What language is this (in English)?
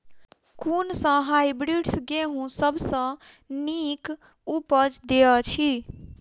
Maithili